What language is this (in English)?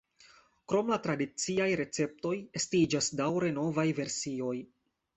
Esperanto